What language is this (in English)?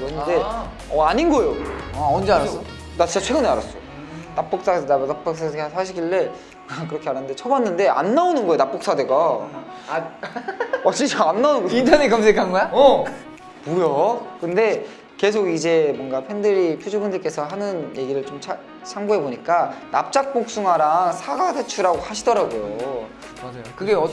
Korean